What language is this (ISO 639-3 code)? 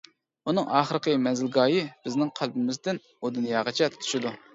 uig